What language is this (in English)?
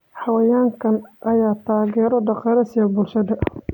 Somali